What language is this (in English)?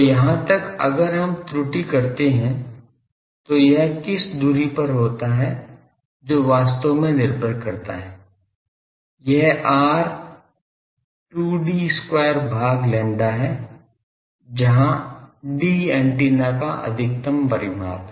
Hindi